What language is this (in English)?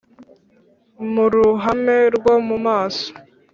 Kinyarwanda